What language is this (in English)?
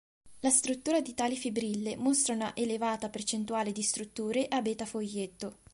Italian